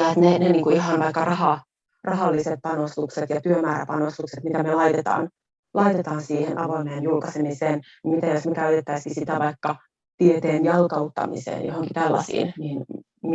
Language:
Finnish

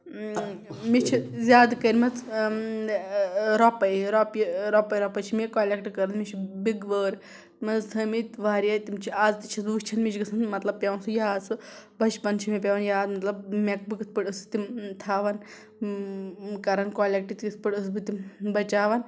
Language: Kashmiri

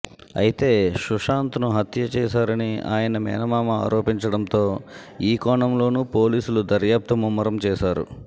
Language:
Telugu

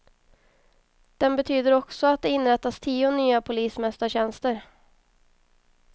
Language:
Swedish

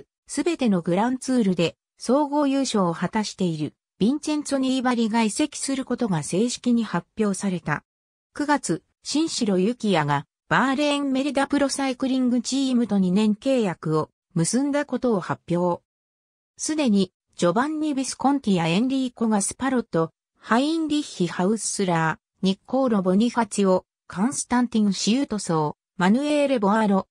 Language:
Japanese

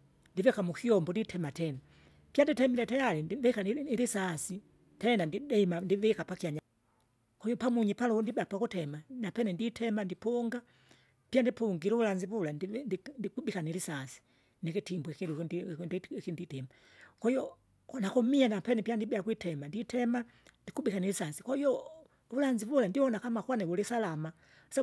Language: Kinga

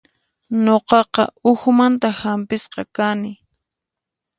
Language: Puno Quechua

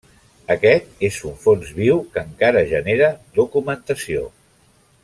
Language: Catalan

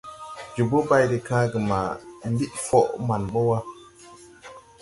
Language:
Tupuri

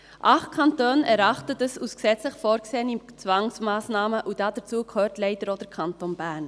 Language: Swiss German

